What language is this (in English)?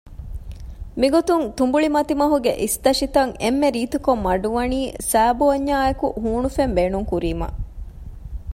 Divehi